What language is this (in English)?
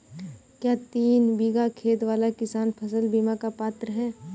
Hindi